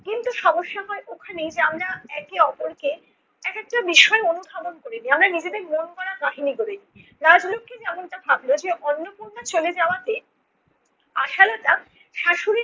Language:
Bangla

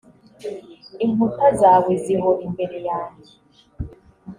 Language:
Kinyarwanda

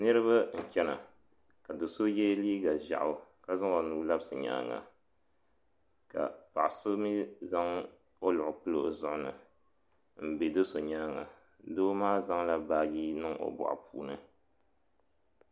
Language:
Dagbani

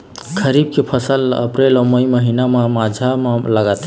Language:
Chhattisgarhi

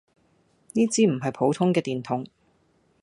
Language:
Cantonese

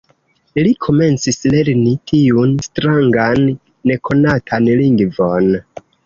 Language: Esperanto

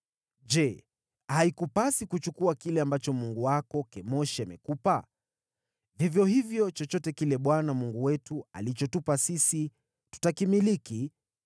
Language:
Swahili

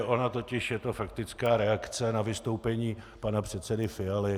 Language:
Czech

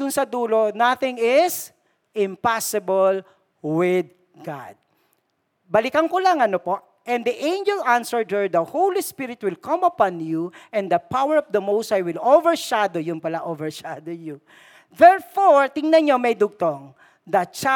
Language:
Filipino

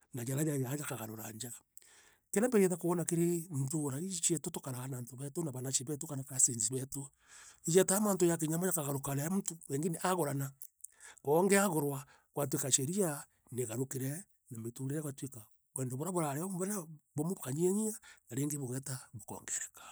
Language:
Meru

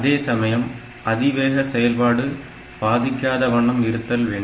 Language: Tamil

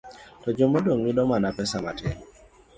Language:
Luo (Kenya and Tanzania)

